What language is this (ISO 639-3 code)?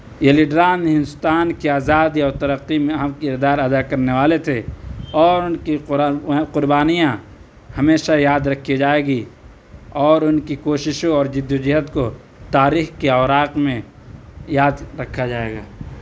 urd